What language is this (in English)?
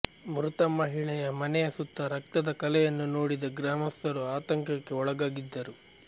Kannada